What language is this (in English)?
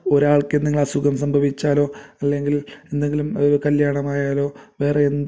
Malayalam